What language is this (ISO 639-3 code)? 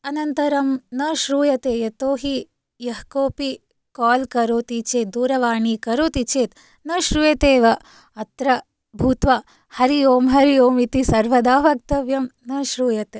san